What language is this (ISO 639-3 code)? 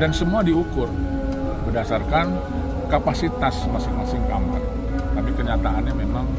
ind